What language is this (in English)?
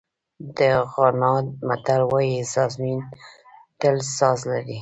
Pashto